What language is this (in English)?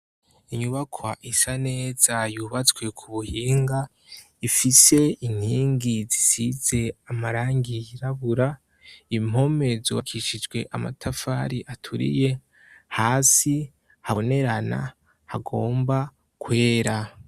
Rundi